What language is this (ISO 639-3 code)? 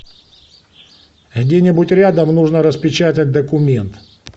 rus